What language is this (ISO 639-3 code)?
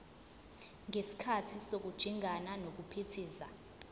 zul